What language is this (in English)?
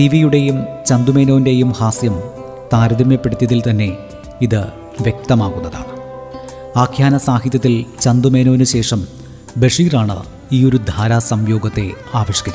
Malayalam